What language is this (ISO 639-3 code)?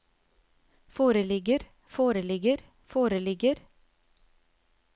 nor